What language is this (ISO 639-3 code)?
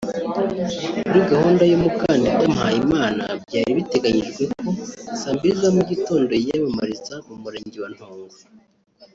kin